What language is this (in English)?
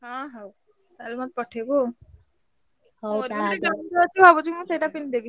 Odia